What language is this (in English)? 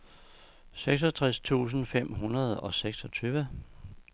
Danish